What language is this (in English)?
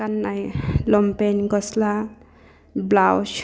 Bodo